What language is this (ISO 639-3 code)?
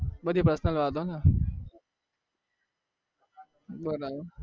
guj